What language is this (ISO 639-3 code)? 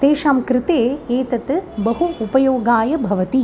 san